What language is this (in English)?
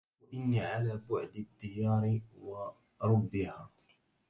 Arabic